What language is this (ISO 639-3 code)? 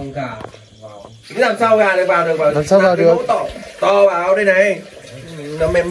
vie